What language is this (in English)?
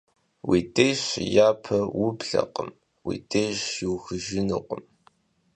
Kabardian